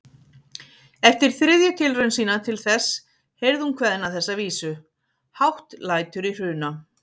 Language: Icelandic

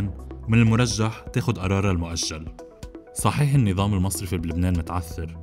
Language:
Arabic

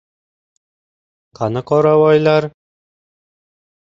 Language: Uzbek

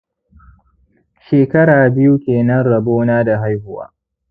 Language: Hausa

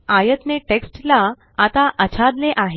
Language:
Marathi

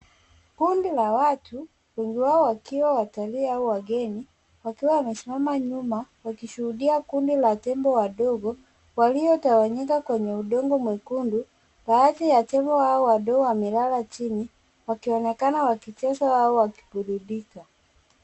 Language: Swahili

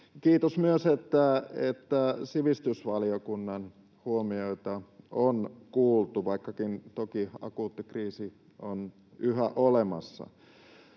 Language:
Finnish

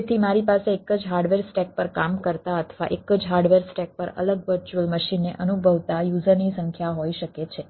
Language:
Gujarati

